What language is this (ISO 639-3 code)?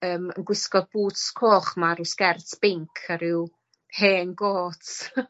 cym